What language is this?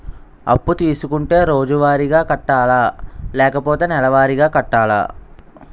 Telugu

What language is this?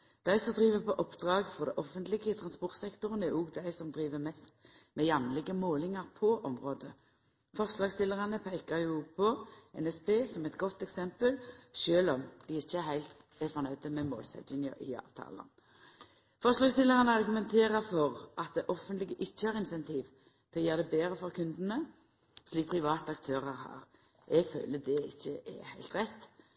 Norwegian Nynorsk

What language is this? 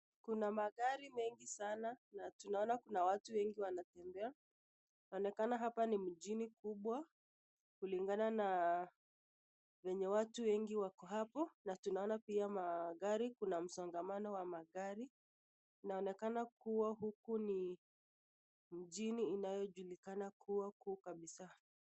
Swahili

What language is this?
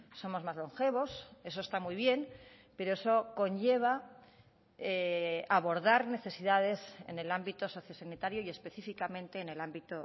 Spanish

